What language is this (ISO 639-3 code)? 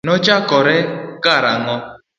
luo